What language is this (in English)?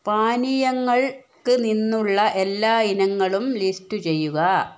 Malayalam